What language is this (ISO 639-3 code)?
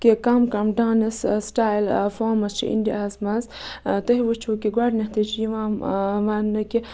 kas